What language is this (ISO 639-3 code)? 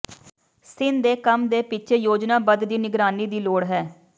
pan